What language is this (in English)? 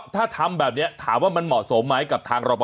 Thai